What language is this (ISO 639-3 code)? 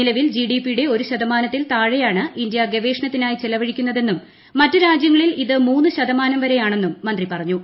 mal